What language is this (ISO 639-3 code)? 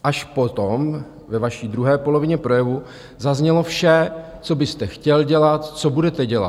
ces